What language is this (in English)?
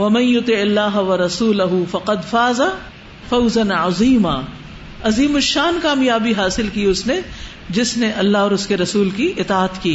Urdu